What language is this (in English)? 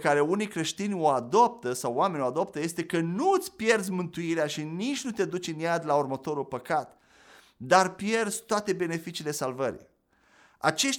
Romanian